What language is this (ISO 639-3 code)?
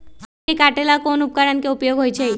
mag